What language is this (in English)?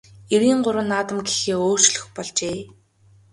Mongolian